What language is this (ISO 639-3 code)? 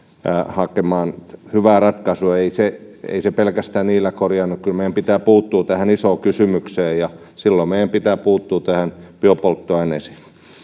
fin